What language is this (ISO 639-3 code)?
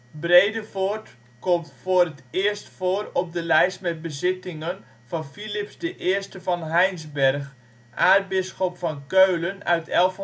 nld